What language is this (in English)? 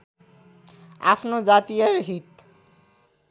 Nepali